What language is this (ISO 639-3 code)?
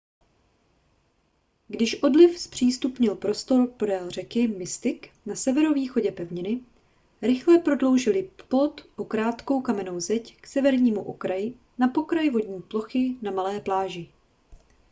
ces